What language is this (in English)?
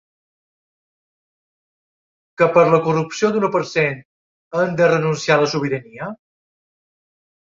Catalan